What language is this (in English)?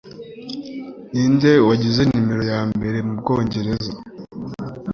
Kinyarwanda